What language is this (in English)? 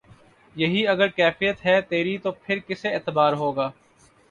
Urdu